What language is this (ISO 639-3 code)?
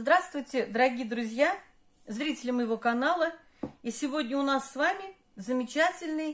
rus